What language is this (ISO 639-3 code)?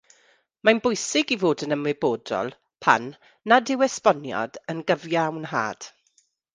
cym